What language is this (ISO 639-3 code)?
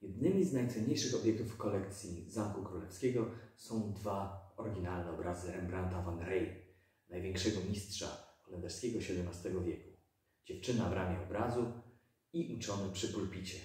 pol